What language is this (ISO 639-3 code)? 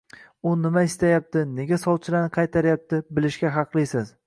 uzb